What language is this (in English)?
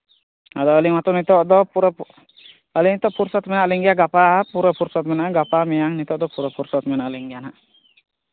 Santali